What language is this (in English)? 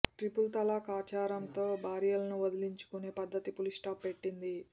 Telugu